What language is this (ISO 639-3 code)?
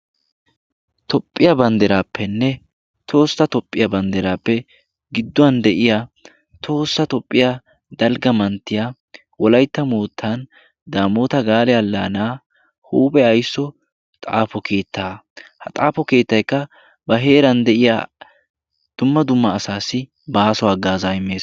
wal